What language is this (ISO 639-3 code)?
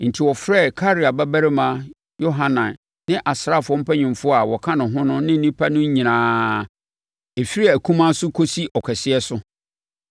aka